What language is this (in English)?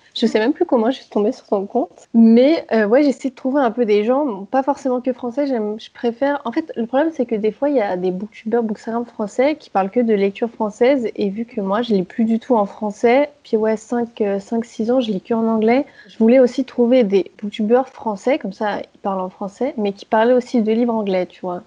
French